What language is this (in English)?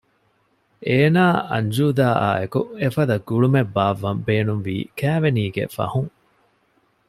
Divehi